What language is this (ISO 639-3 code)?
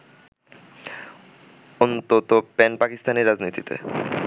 ben